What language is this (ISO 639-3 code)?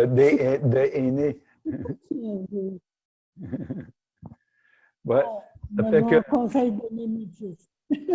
fra